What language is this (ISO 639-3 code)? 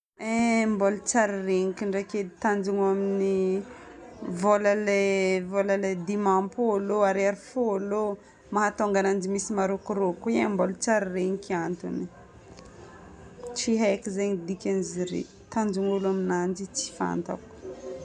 bmm